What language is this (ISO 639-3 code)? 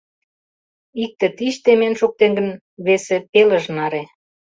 chm